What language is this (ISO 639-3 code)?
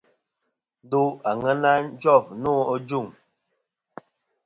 bkm